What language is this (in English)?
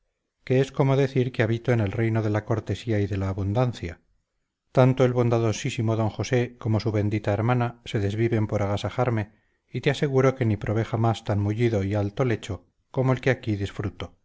Spanish